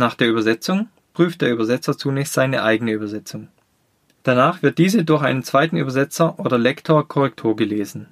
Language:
German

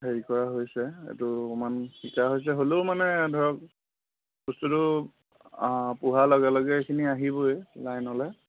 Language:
Assamese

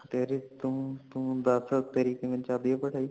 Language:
Punjabi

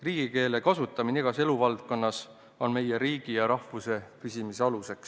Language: Estonian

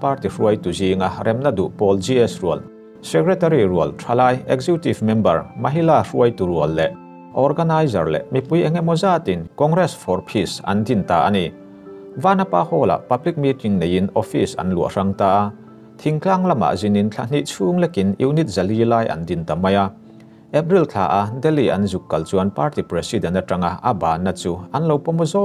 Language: Thai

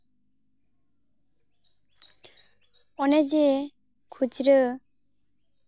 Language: Santali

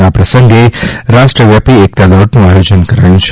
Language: Gujarati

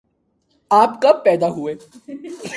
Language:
Urdu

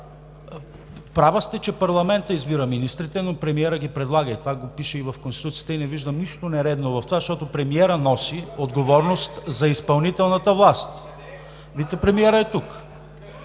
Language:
Bulgarian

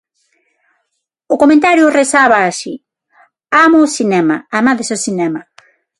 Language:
Galician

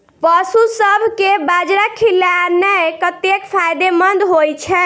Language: Maithili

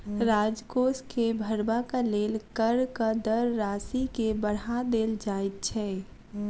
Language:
Maithili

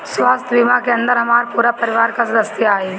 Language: Bhojpuri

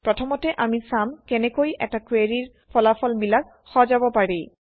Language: Assamese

